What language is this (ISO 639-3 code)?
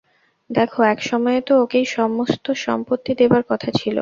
ben